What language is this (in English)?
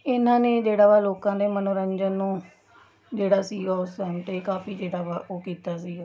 Punjabi